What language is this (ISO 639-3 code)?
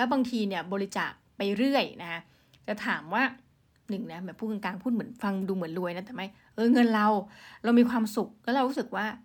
tha